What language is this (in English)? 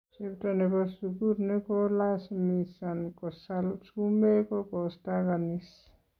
Kalenjin